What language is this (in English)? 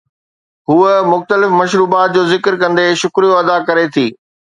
Sindhi